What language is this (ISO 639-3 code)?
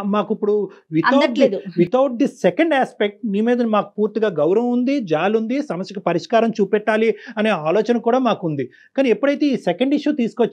tel